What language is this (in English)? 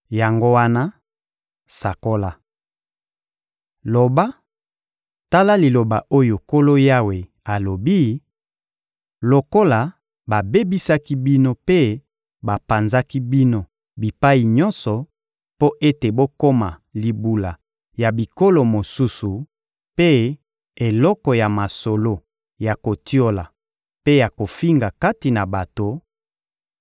Lingala